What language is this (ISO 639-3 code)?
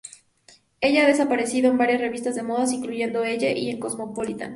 spa